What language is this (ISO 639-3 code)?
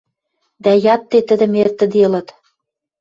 mrj